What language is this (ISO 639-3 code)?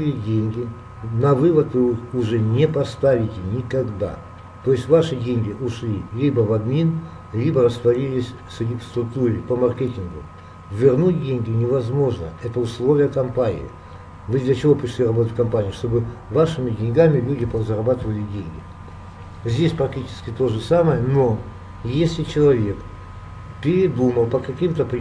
rus